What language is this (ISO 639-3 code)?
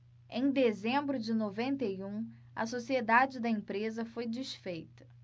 por